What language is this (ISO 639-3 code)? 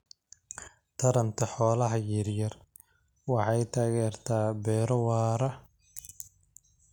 som